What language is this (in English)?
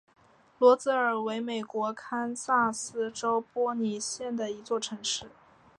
Chinese